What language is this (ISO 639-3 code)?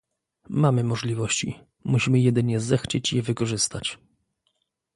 pol